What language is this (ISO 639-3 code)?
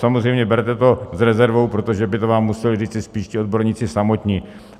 ces